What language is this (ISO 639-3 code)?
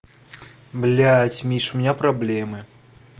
rus